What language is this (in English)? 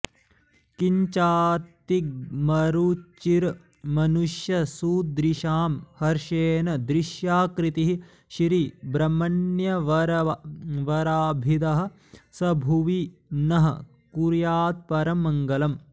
Sanskrit